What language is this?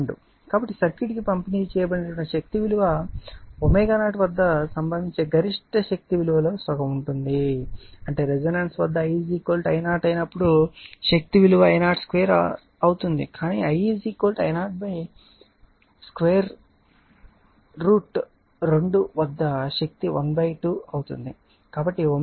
Telugu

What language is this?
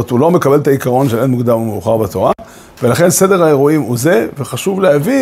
Hebrew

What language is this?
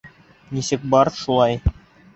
Bashkir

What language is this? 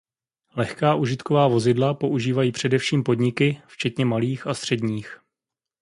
Czech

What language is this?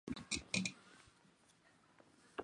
Chinese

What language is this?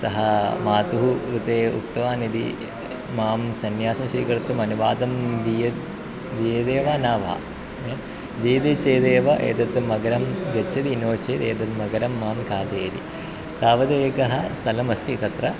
Sanskrit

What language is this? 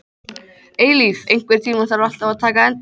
Icelandic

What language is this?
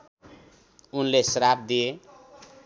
Nepali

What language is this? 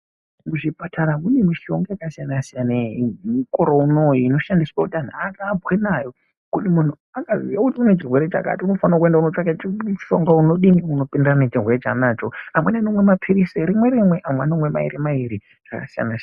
Ndau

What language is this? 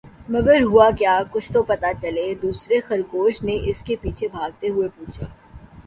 Urdu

